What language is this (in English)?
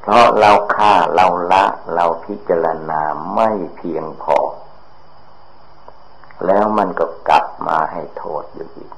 Thai